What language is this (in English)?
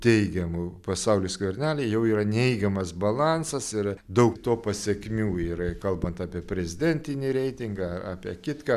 Lithuanian